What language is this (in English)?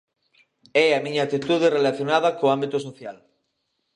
Galician